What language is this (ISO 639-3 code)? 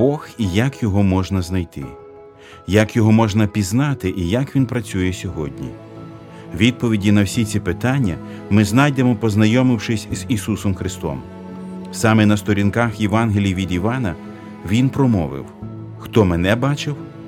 ukr